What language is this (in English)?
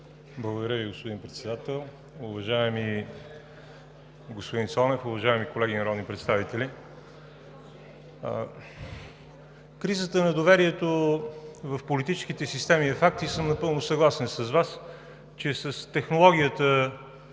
Bulgarian